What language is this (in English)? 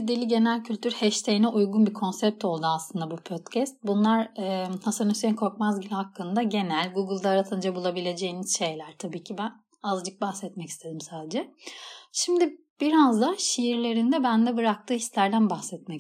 Turkish